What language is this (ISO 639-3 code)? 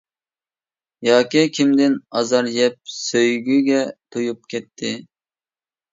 uig